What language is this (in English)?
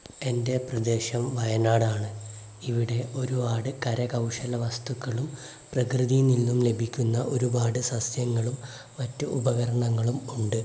Malayalam